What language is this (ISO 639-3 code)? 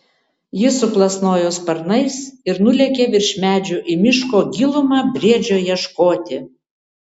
lit